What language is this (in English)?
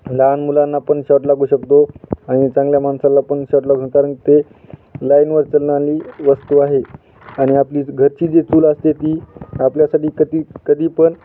Marathi